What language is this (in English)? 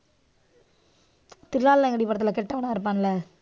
Tamil